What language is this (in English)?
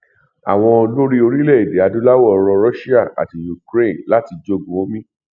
Yoruba